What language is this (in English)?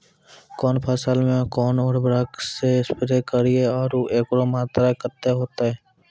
Maithili